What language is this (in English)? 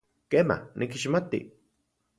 Central Puebla Nahuatl